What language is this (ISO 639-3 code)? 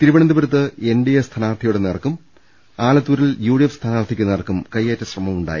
mal